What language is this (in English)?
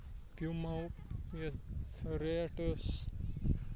Kashmiri